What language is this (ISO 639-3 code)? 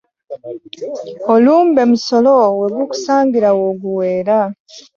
lug